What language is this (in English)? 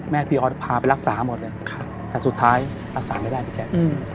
Thai